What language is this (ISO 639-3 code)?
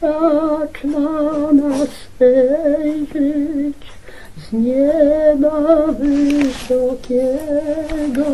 nor